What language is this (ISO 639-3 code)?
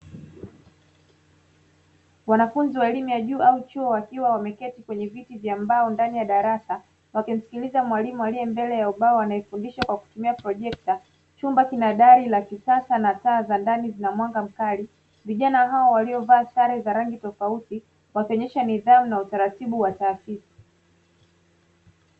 swa